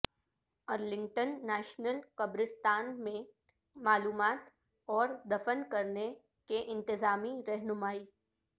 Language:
Urdu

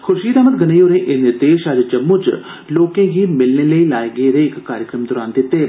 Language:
Dogri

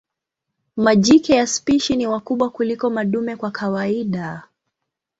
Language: Swahili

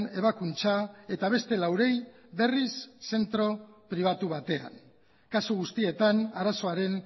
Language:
Basque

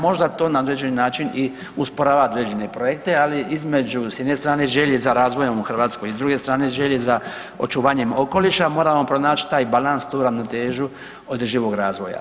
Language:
Croatian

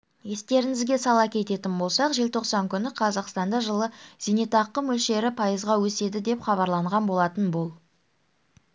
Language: Kazakh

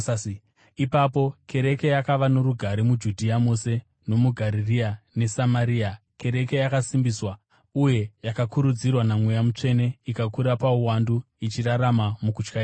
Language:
Shona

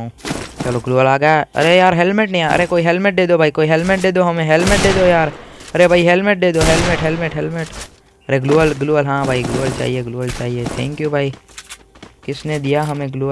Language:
Hindi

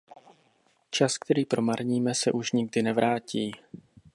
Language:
Czech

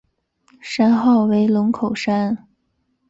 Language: Chinese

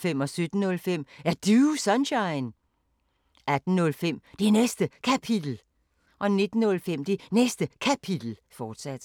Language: Danish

